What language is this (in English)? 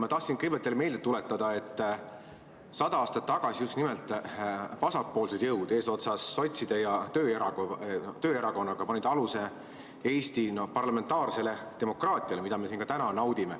Estonian